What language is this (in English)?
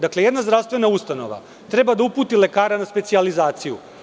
Serbian